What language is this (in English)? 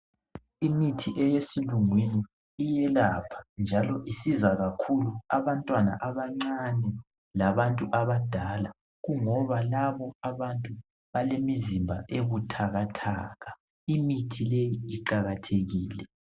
North Ndebele